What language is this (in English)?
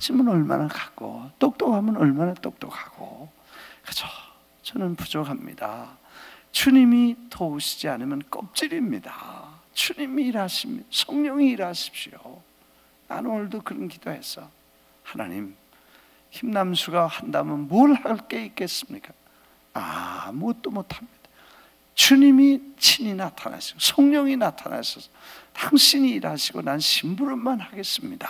Korean